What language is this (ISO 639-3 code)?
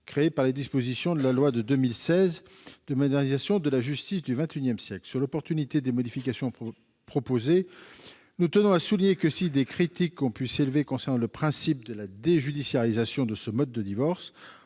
fra